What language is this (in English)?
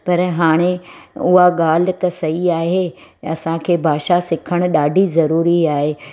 Sindhi